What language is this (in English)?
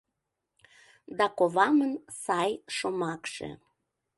Mari